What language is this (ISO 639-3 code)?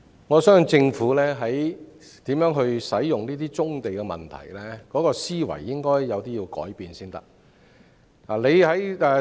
yue